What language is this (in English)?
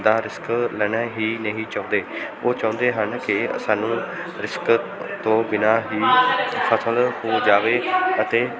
Punjabi